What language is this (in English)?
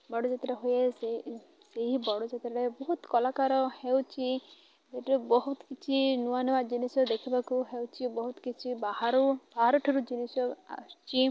Odia